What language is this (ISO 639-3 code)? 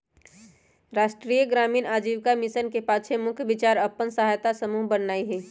mag